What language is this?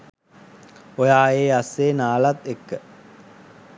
Sinhala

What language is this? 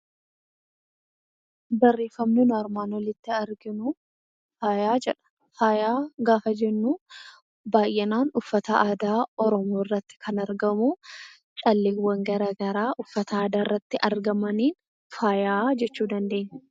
Oromo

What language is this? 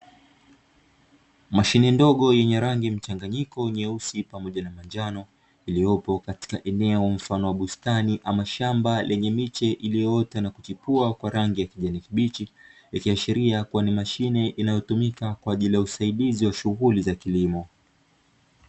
Swahili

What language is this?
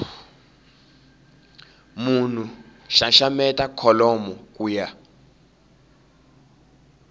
Tsonga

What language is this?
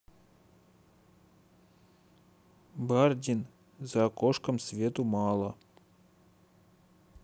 Russian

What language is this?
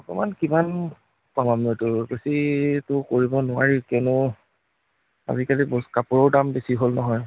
Assamese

